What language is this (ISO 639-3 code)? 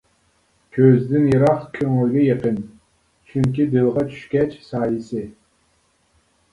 uig